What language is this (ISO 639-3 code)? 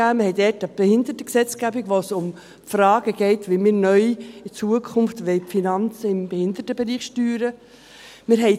gsw